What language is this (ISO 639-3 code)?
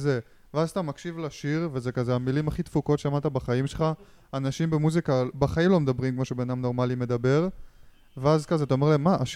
heb